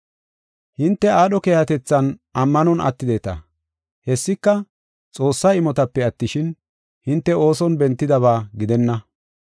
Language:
Gofa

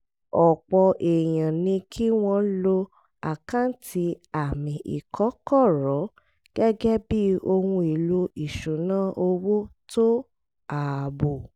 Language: Yoruba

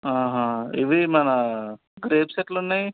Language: Telugu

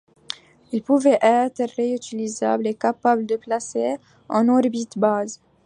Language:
French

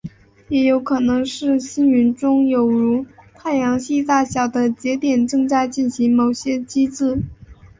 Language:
Chinese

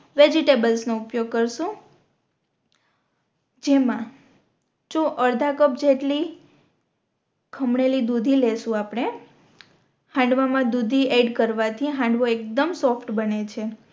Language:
Gujarati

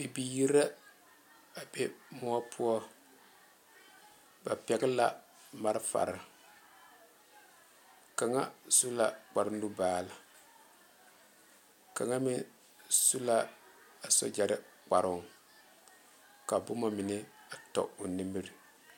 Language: Southern Dagaare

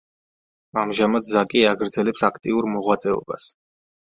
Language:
Georgian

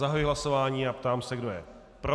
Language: Czech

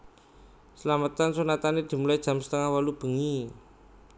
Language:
Javanese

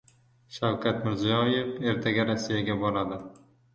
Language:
Uzbek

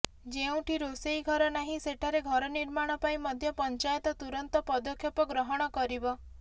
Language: Odia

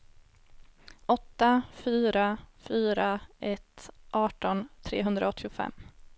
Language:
Swedish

